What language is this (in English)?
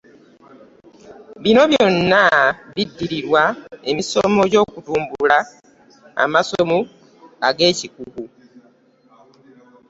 Ganda